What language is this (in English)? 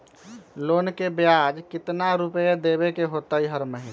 Magahi